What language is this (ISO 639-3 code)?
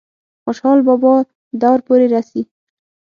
pus